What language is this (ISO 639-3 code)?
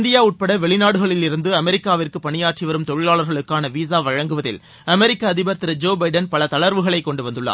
tam